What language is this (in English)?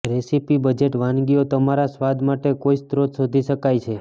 Gujarati